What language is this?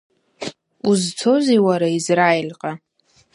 Abkhazian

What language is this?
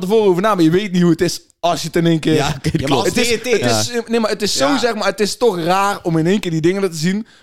Dutch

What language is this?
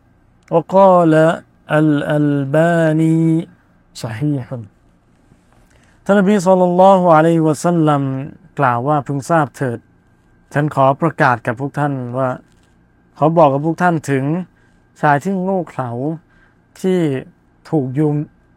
Thai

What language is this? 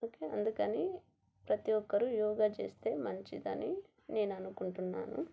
Telugu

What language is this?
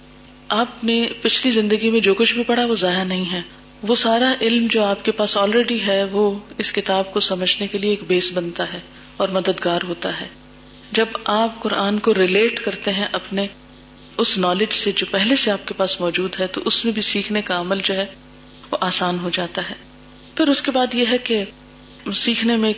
Urdu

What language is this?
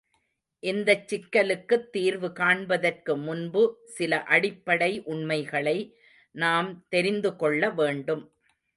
Tamil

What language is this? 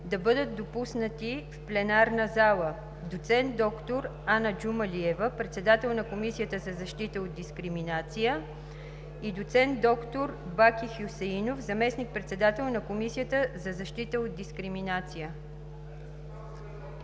Bulgarian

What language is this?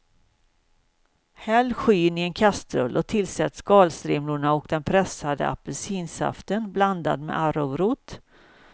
Swedish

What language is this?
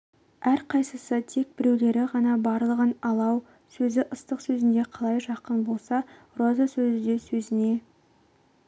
Kazakh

